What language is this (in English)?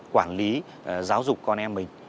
Vietnamese